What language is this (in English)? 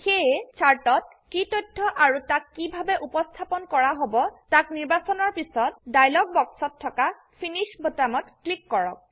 Assamese